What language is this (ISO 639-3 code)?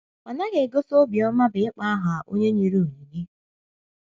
ibo